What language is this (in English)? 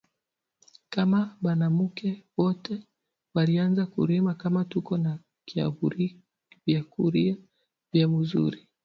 Swahili